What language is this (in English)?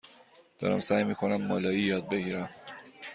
Persian